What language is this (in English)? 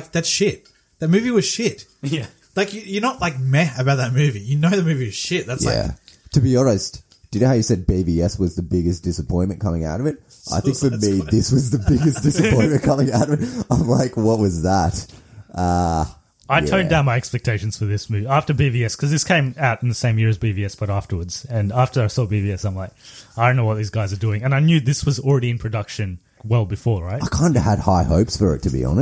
English